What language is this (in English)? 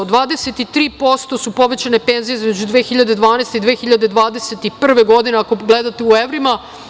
Serbian